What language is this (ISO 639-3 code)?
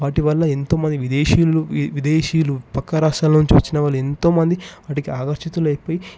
tel